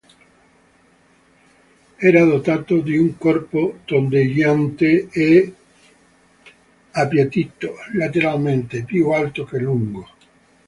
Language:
Italian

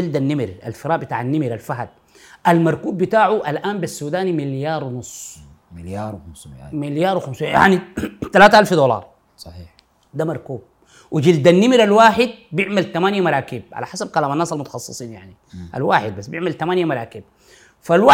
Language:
Arabic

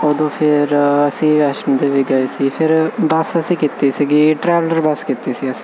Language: Punjabi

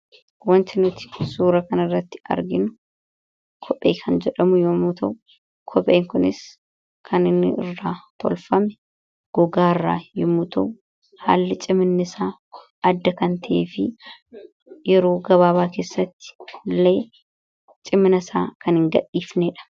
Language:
Oromo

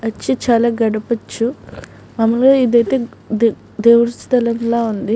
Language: Telugu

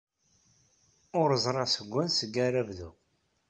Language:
Kabyle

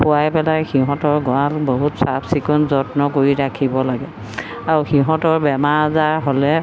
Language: Assamese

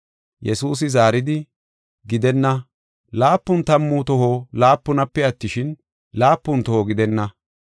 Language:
Gofa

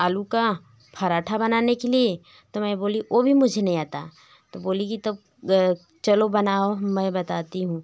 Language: Hindi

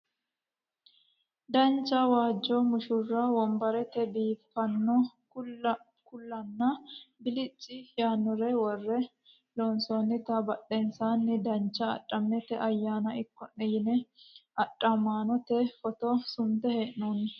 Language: Sidamo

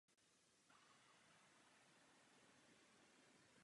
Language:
Czech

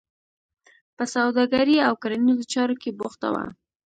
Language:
Pashto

